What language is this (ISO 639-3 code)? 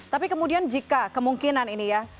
ind